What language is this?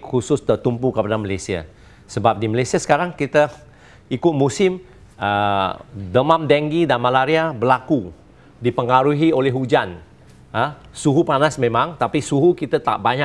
Malay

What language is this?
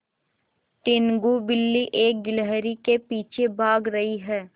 Hindi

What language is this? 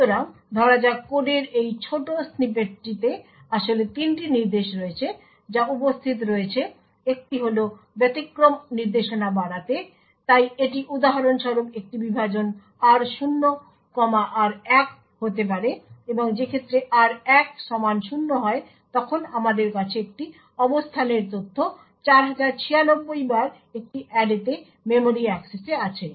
Bangla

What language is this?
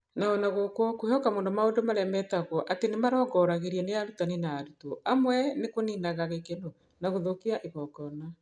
Kikuyu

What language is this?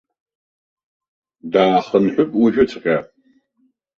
Abkhazian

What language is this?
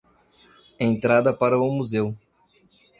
Portuguese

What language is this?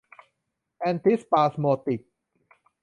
Thai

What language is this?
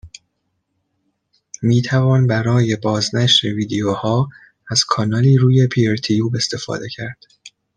Persian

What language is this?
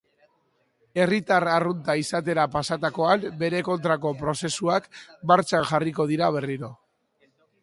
Basque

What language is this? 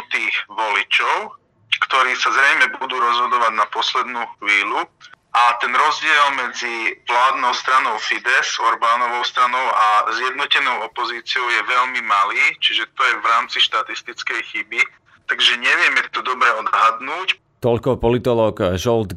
Slovak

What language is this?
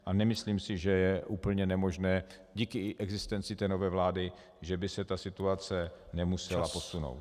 Czech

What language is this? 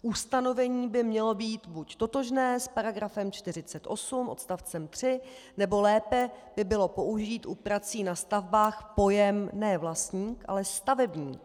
Czech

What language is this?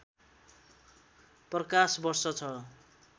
Nepali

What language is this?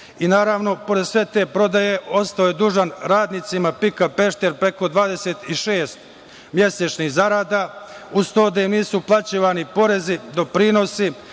Serbian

